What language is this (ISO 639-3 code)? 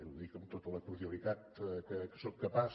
cat